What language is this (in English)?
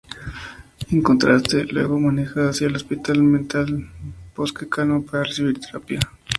Spanish